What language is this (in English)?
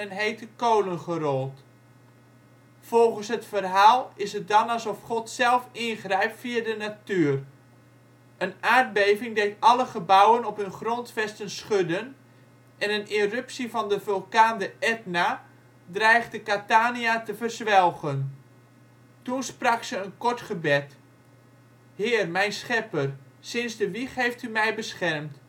Dutch